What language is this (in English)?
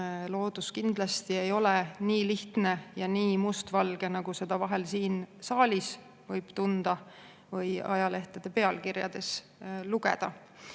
Estonian